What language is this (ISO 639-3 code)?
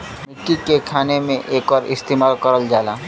bho